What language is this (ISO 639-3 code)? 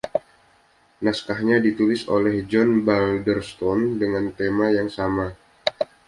ind